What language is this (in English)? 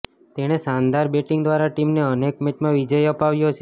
Gujarati